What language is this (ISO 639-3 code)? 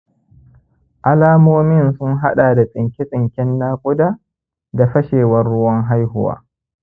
hau